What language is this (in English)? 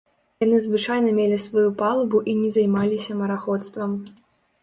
Belarusian